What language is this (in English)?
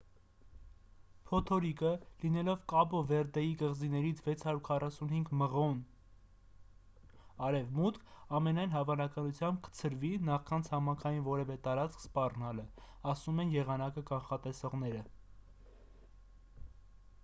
Armenian